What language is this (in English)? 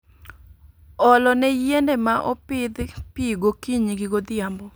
Luo (Kenya and Tanzania)